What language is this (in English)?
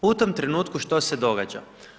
Croatian